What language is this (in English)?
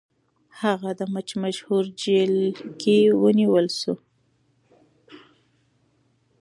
Pashto